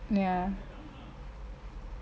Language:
English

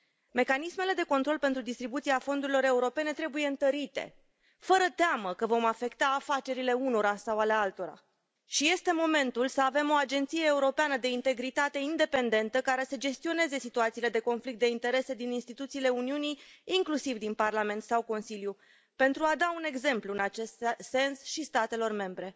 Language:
Romanian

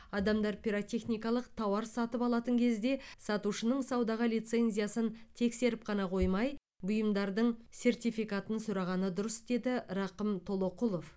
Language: Kazakh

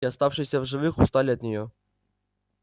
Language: Russian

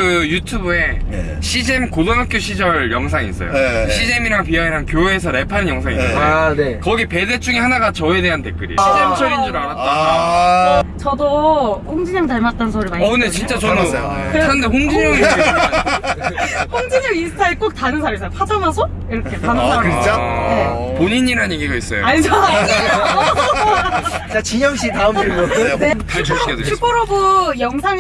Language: Korean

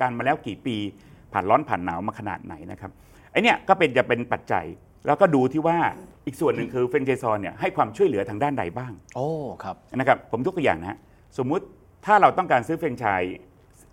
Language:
Thai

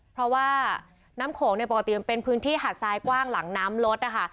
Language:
Thai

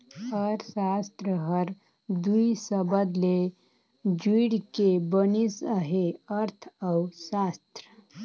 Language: Chhattisgarhi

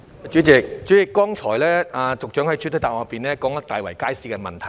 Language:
Cantonese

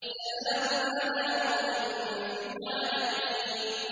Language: Arabic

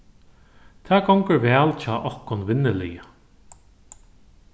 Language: Faroese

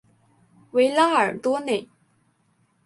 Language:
Chinese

